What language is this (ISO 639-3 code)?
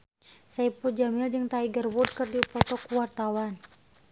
sun